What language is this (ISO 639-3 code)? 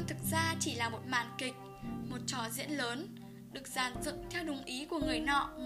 vie